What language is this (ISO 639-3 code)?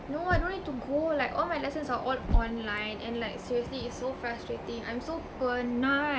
eng